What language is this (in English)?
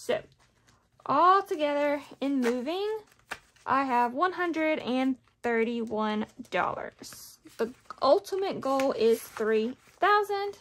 English